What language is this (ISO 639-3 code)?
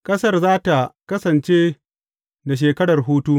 hau